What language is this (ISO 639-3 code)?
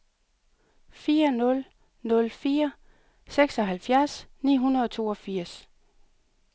dan